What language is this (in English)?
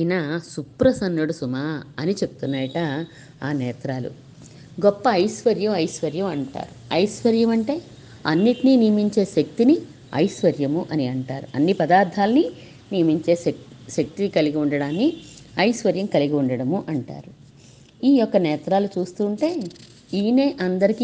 Telugu